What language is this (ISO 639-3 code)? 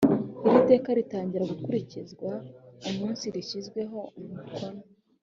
kin